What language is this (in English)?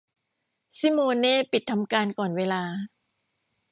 Thai